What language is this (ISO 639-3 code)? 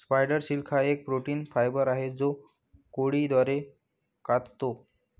mar